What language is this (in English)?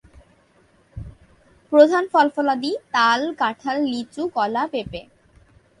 Bangla